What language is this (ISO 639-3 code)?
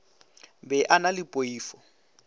nso